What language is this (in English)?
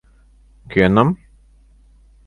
Mari